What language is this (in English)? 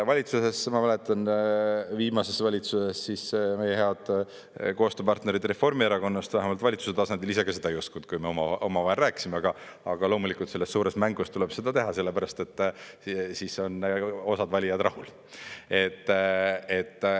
Estonian